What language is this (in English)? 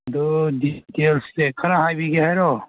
Manipuri